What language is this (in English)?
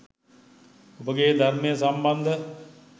Sinhala